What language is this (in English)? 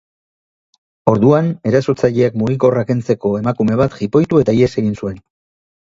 Basque